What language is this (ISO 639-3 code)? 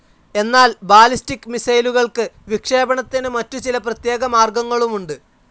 mal